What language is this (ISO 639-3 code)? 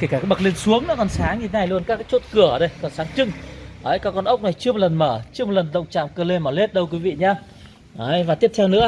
vie